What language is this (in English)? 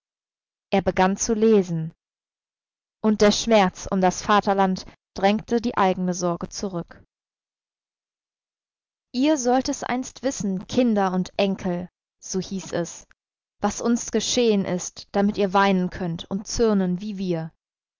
German